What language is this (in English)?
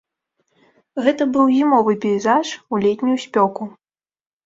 Belarusian